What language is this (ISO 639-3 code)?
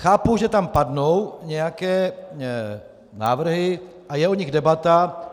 ces